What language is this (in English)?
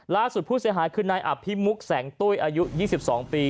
Thai